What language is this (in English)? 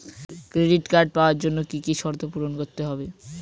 Bangla